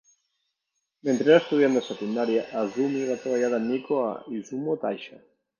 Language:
Catalan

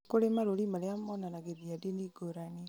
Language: Kikuyu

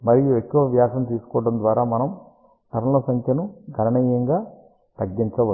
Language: Telugu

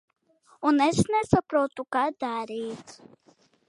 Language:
Latvian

